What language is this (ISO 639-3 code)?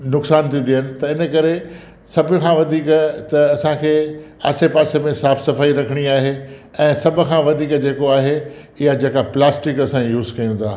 snd